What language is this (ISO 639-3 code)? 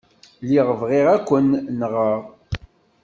kab